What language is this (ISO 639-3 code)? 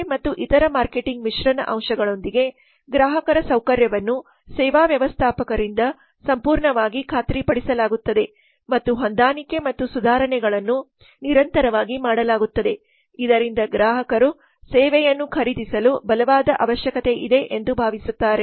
kan